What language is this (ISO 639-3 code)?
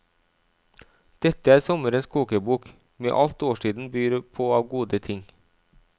nor